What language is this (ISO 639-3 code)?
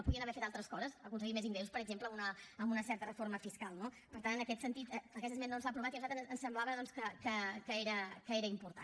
cat